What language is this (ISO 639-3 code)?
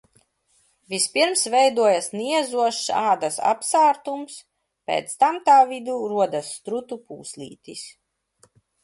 lav